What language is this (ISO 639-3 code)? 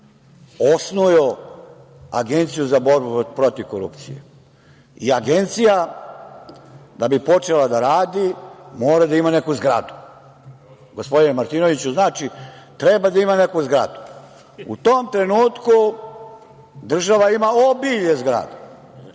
srp